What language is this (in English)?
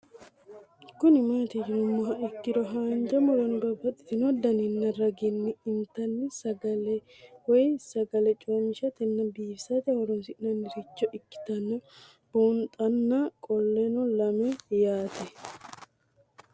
Sidamo